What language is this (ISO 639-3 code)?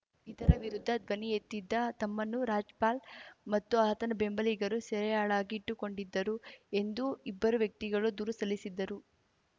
kan